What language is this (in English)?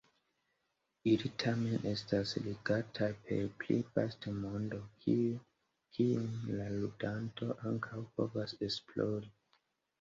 Esperanto